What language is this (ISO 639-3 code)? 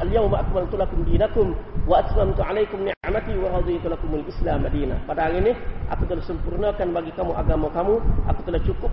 msa